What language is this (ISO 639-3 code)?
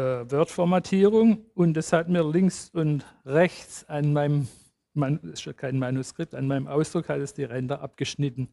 deu